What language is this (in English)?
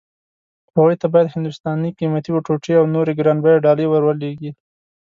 Pashto